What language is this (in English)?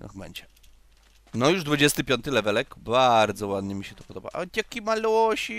Polish